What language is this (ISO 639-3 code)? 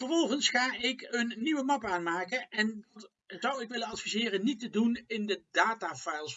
nld